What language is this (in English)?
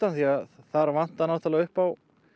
Icelandic